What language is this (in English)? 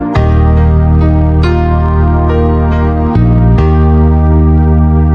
Indonesian